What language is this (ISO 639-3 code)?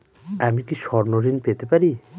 ben